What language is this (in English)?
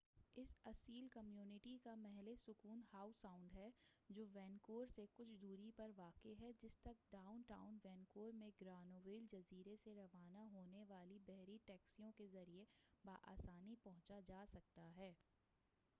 Urdu